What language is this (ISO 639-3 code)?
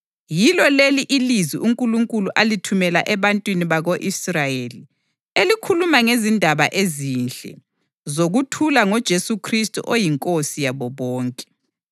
nde